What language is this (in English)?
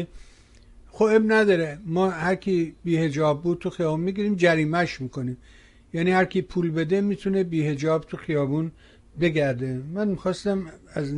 Persian